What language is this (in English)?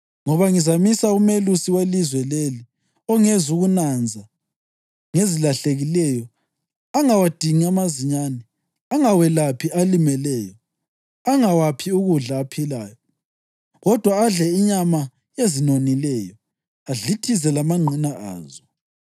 North Ndebele